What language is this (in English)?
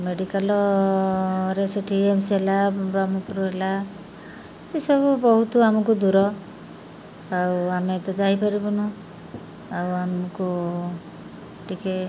Odia